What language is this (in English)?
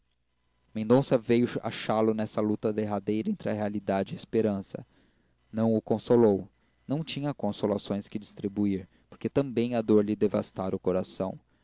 Portuguese